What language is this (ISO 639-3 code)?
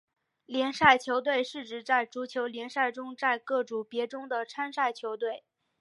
zho